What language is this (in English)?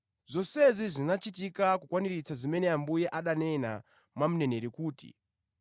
Nyanja